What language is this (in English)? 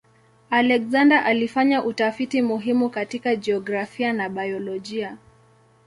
Swahili